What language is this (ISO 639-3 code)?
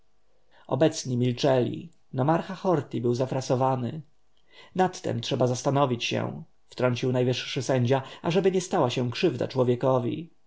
pol